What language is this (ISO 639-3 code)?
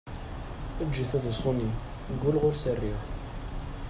kab